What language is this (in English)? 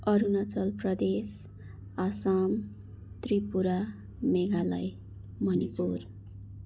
Nepali